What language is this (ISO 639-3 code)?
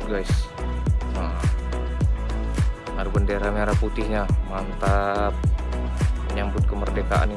ind